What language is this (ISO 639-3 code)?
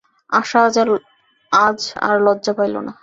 ben